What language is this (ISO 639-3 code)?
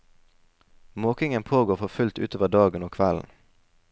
nor